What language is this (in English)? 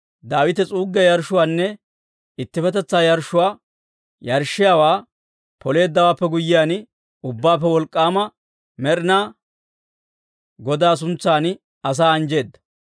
Dawro